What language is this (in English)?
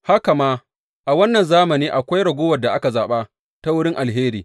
Hausa